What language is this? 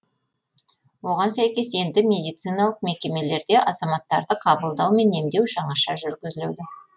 Kazakh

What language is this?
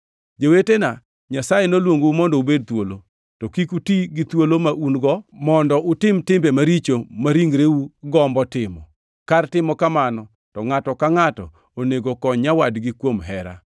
Luo (Kenya and Tanzania)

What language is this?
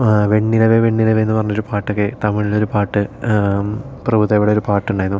Malayalam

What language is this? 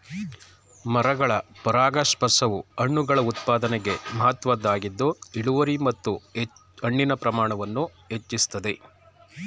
Kannada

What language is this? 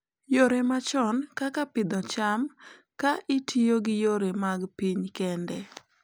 Luo (Kenya and Tanzania)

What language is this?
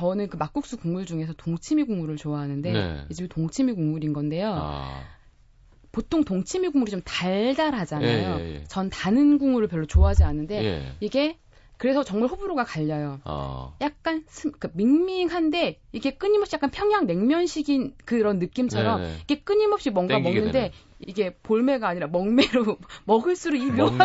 Korean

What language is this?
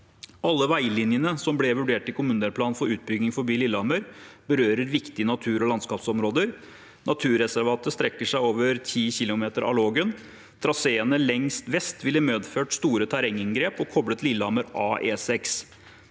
Norwegian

